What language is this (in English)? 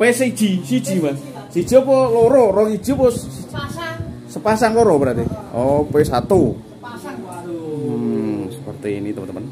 Indonesian